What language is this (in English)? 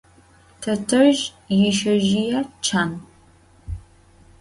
Adyghe